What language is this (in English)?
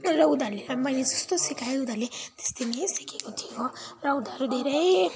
Nepali